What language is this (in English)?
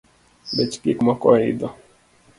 Luo (Kenya and Tanzania)